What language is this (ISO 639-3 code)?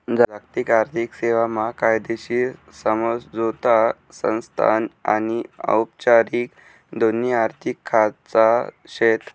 mar